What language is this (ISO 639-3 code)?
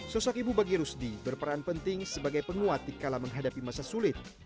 ind